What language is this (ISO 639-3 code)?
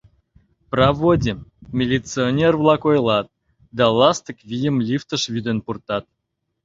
chm